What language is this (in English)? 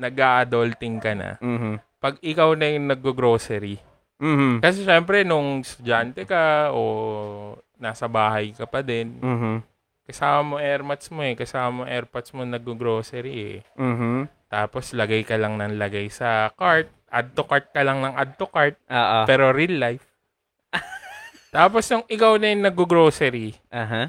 Filipino